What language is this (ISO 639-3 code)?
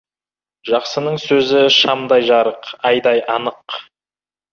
kaz